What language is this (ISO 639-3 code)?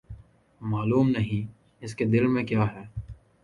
urd